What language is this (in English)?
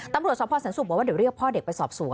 Thai